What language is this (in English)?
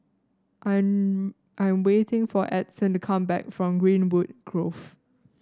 English